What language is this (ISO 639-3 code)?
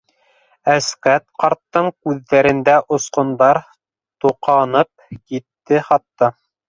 bak